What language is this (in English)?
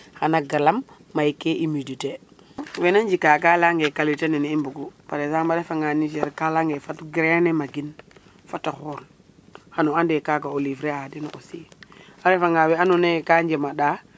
Serer